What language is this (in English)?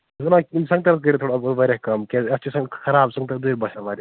Kashmiri